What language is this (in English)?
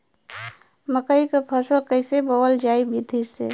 Bhojpuri